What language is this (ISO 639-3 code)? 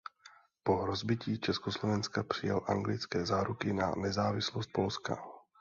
ces